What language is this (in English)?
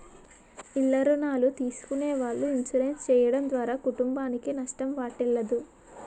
Telugu